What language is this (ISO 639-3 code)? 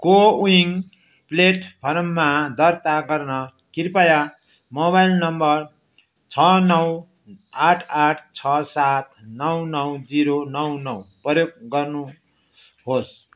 nep